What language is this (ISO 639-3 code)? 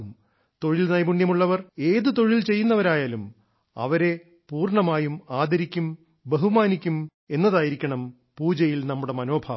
mal